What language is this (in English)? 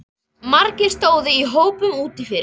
Icelandic